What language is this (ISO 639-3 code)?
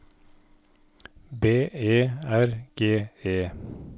nor